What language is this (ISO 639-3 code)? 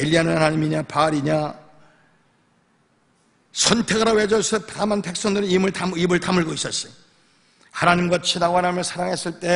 kor